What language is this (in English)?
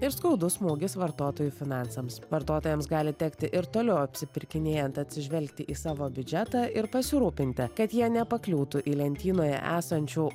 Lithuanian